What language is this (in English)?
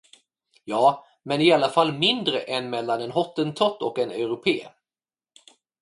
Swedish